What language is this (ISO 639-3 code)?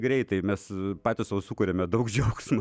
lit